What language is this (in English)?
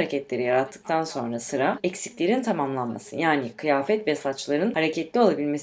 Turkish